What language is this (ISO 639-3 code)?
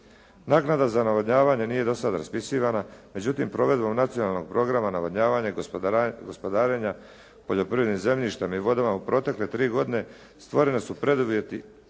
hrv